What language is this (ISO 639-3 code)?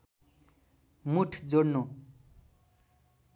nep